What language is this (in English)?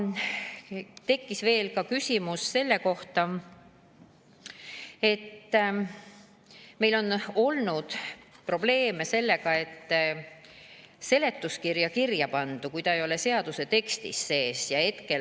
Estonian